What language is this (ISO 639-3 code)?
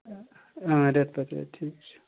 kas